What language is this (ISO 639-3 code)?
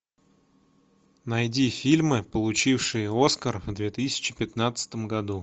rus